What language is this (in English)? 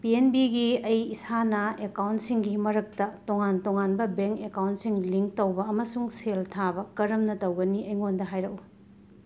Manipuri